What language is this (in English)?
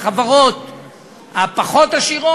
Hebrew